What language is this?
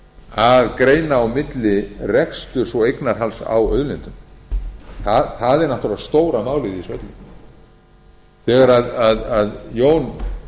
Icelandic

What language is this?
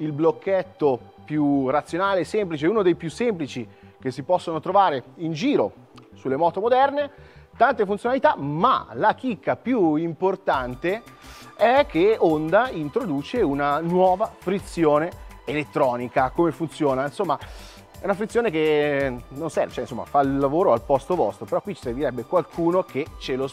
Italian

